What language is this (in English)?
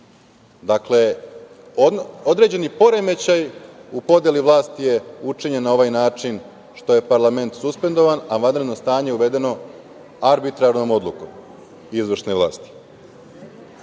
Serbian